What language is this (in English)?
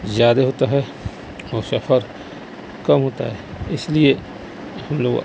Urdu